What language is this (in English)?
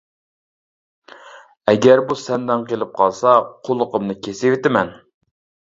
Uyghur